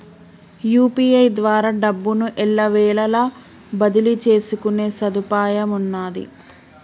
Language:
Telugu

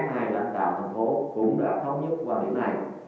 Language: Vietnamese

